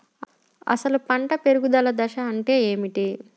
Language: Telugu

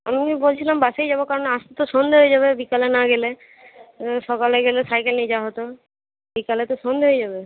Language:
Bangla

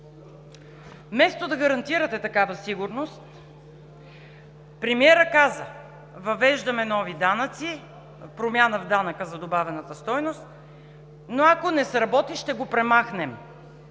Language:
Bulgarian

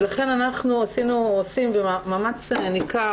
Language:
Hebrew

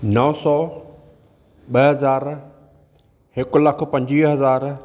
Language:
Sindhi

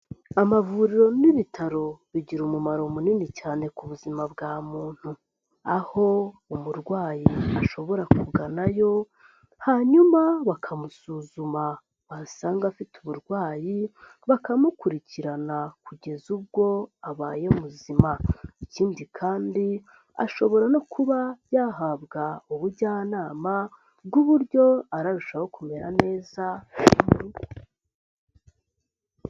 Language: Kinyarwanda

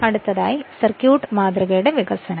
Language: Malayalam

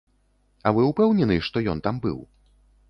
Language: Belarusian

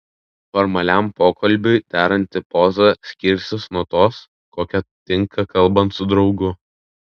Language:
Lithuanian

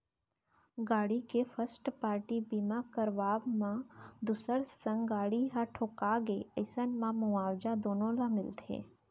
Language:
Chhattisgarhi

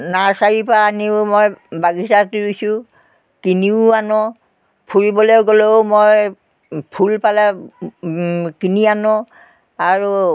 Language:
Assamese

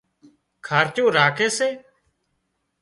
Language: Wadiyara Koli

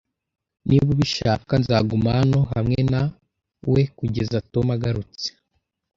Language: Kinyarwanda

